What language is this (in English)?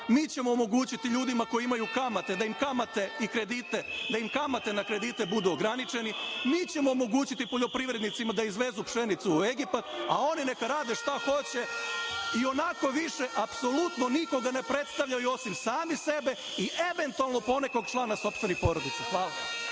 Serbian